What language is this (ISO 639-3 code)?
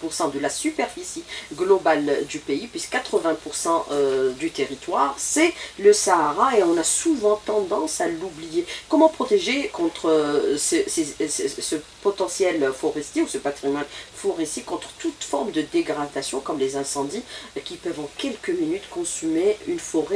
fra